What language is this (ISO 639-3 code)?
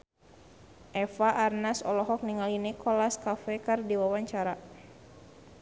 sun